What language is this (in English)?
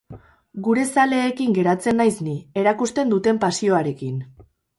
Basque